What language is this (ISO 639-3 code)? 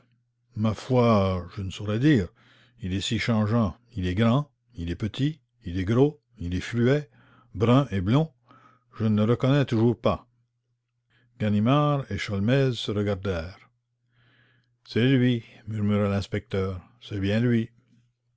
fra